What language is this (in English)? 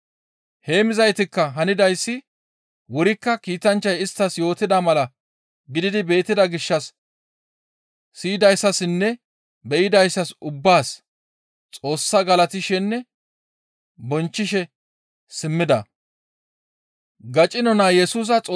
Gamo